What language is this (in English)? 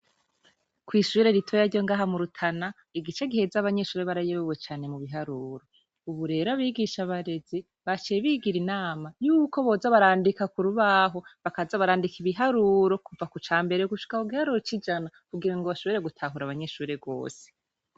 Rundi